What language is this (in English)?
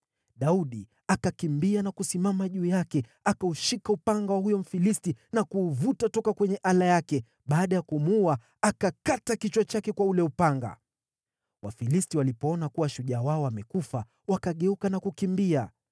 Swahili